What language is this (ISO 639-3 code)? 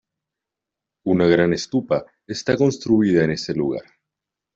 spa